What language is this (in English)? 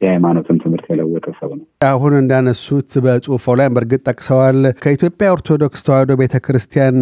Amharic